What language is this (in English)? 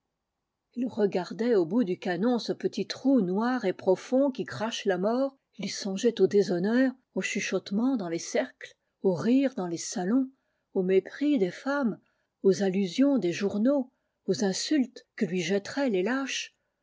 French